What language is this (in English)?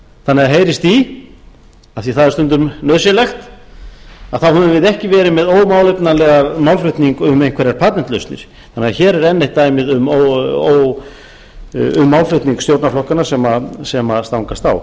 Icelandic